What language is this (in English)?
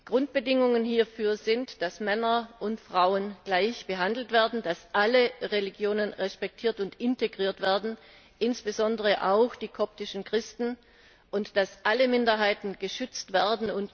German